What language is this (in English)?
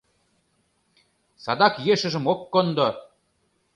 Mari